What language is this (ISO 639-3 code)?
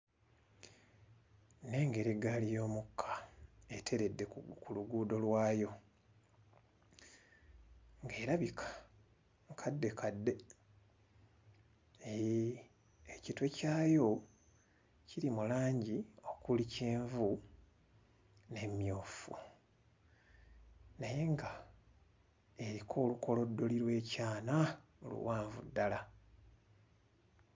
lug